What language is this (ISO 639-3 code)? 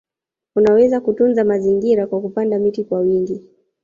swa